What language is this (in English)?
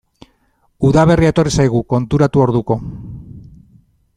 Basque